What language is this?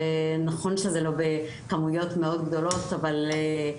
Hebrew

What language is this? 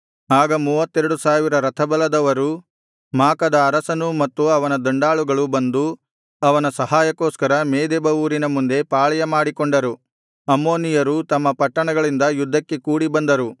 Kannada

